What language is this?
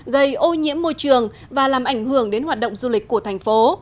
Vietnamese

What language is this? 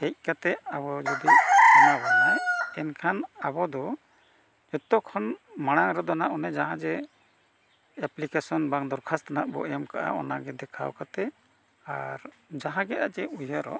Santali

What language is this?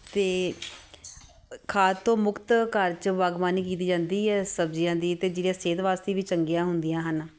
Punjabi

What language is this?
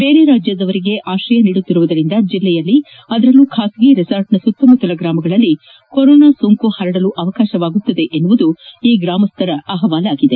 Kannada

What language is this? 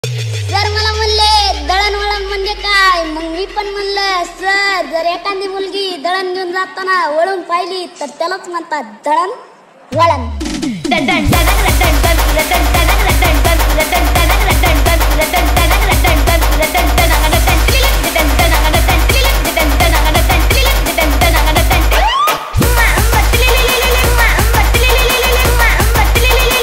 Arabic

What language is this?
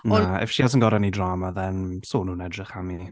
Welsh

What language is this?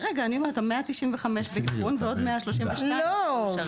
Hebrew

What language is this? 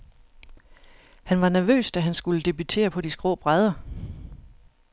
Danish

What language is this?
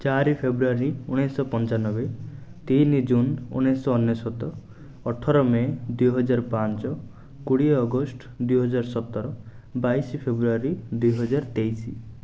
Odia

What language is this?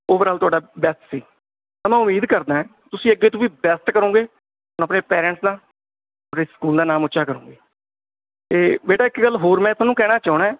Punjabi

